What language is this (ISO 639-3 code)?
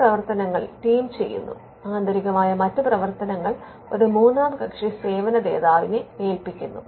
mal